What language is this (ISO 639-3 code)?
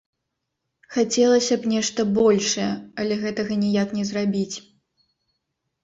bel